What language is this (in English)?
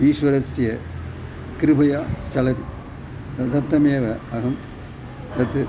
Sanskrit